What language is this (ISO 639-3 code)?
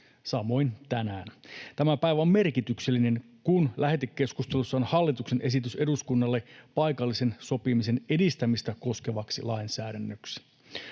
fin